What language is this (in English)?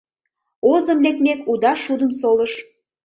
Mari